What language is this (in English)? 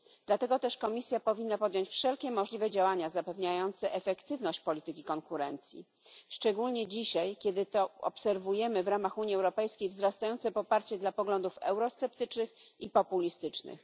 Polish